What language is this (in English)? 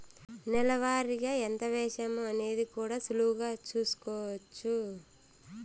Telugu